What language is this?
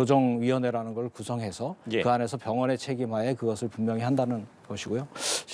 Korean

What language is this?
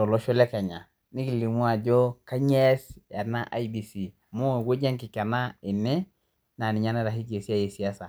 Masai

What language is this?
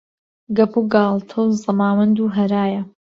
Central Kurdish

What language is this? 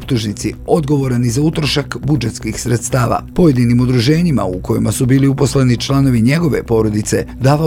Croatian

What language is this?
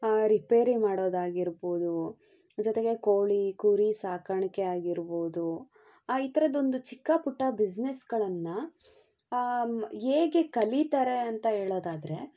Kannada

